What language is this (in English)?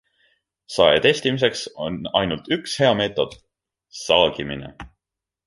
Estonian